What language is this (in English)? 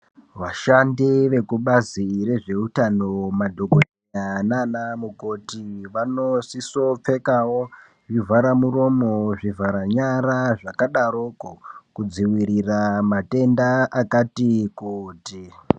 Ndau